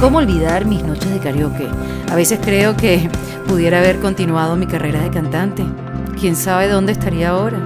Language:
Spanish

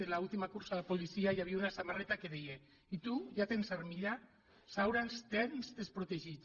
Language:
Catalan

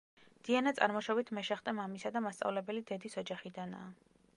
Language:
Georgian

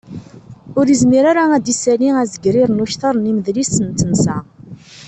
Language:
Kabyle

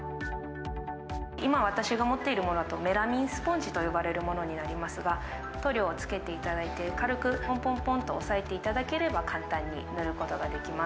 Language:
Japanese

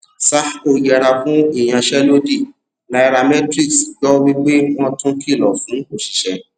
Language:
Yoruba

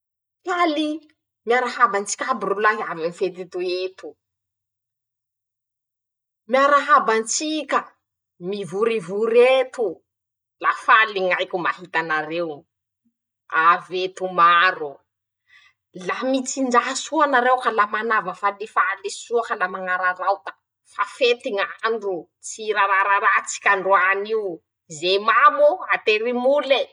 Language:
Masikoro Malagasy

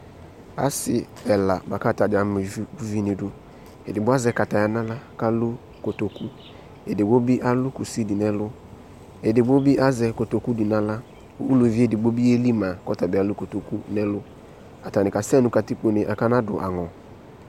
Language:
Ikposo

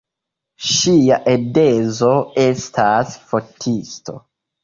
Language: Esperanto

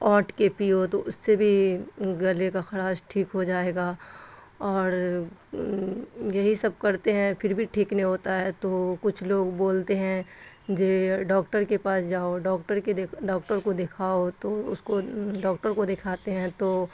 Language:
Urdu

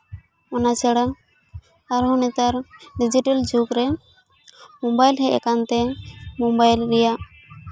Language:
Santali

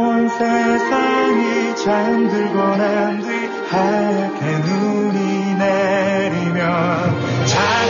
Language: Korean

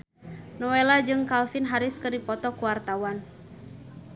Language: Sundanese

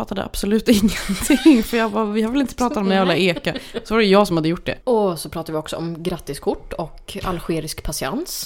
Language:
Swedish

